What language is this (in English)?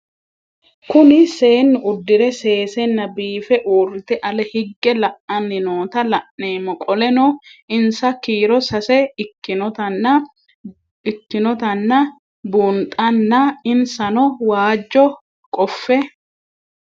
Sidamo